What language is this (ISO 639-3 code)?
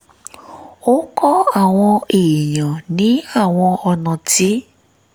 yor